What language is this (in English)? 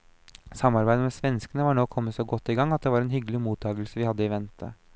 Norwegian